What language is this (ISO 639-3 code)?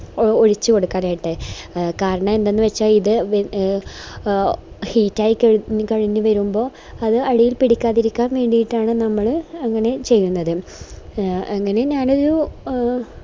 mal